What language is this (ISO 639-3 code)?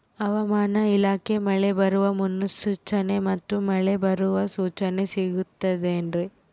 kan